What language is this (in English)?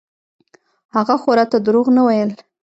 Pashto